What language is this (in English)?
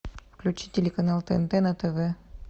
Russian